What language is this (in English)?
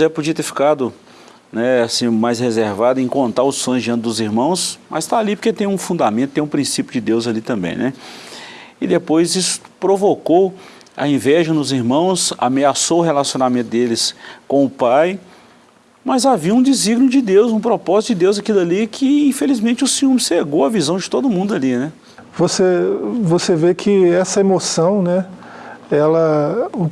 Portuguese